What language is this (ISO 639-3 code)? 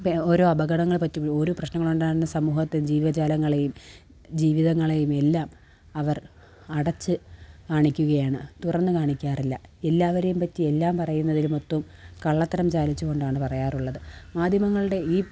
mal